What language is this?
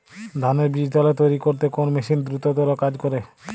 Bangla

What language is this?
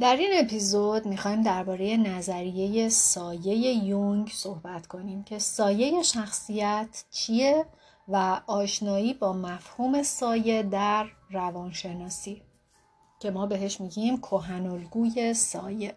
Persian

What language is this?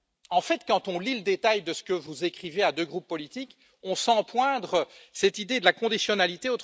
French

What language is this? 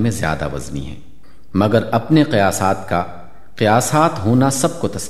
Urdu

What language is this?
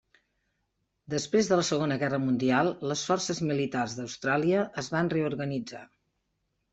Catalan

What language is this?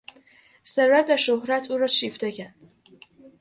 Persian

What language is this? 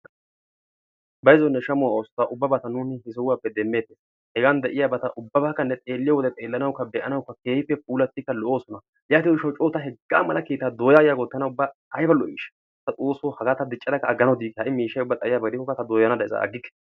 Wolaytta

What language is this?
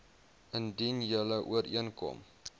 Afrikaans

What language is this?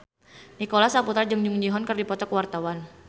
Sundanese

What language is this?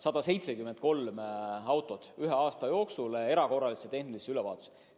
Estonian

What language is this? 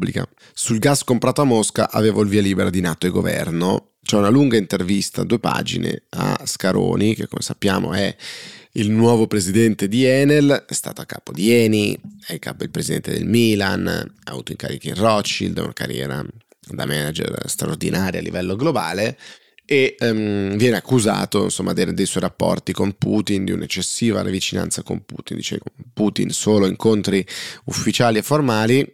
Italian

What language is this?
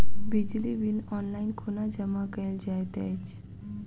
Maithili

